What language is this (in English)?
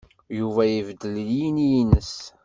Kabyle